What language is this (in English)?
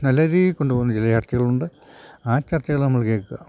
Malayalam